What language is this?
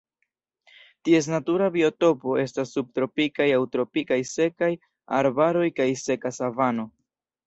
Esperanto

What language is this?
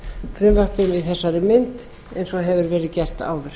Icelandic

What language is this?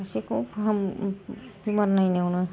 Bodo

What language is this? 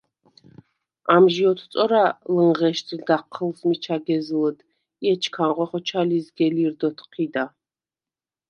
Svan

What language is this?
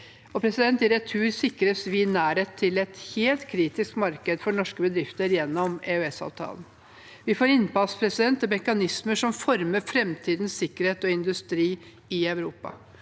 Norwegian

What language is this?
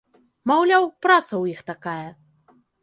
Belarusian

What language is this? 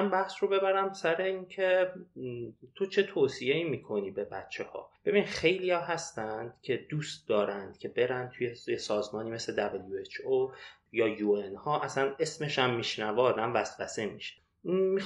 Persian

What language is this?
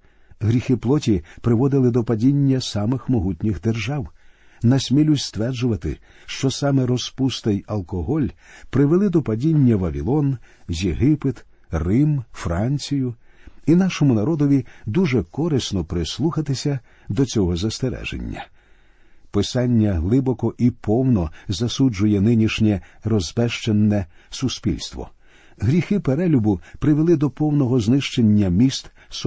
Ukrainian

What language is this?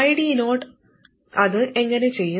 Malayalam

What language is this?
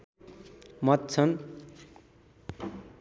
Nepali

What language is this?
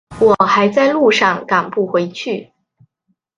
Chinese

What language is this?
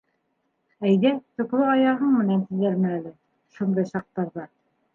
Bashkir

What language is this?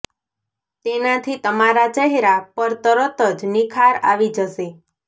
Gujarati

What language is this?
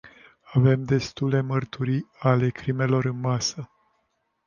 Romanian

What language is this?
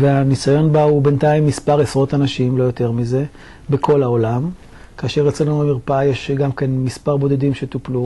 Hebrew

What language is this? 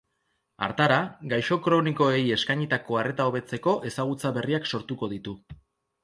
Basque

